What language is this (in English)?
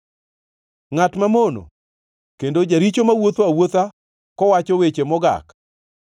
Luo (Kenya and Tanzania)